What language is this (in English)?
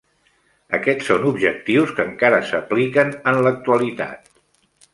Catalan